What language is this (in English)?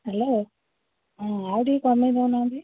Odia